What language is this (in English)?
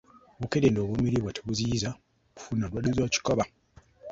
Ganda